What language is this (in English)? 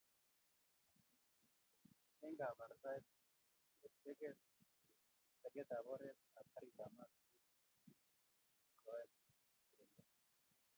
Kalenjin